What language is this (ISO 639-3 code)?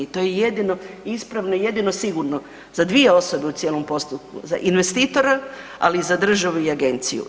hrv